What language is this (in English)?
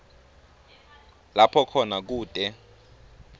Swati